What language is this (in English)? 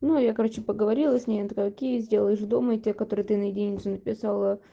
Russian